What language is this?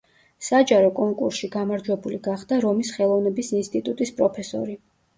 Georgian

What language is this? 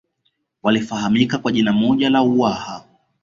Swahili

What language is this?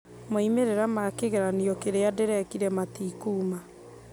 Kikuyu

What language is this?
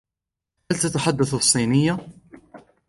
Arabic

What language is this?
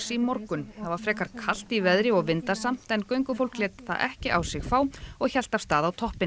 Icelandic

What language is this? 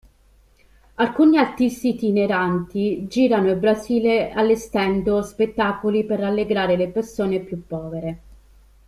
Italian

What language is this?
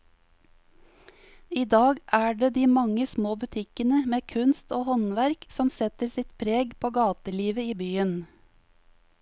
Norwegian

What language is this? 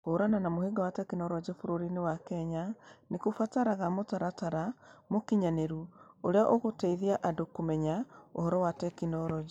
Kikuyu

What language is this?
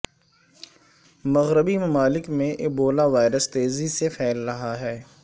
Urdu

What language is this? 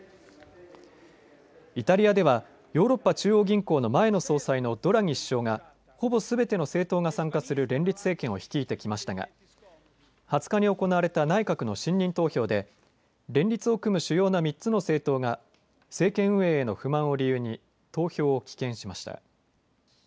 Japanese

